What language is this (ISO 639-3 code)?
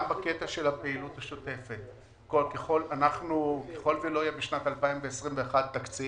heb